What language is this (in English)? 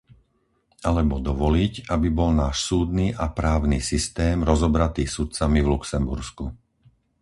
Slovak